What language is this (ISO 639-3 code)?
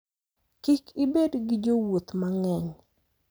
luo